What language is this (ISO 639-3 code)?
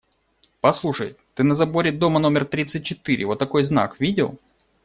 rus